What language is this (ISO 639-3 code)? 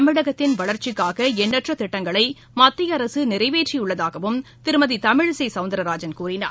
tam